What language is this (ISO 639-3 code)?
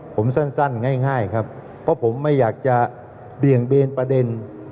tha